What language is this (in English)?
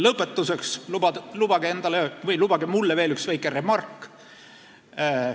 Estonian